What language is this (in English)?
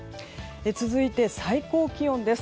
Japanese